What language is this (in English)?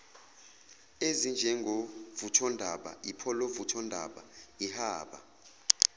Zulu